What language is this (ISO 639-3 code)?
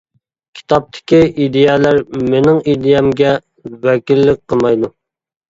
uig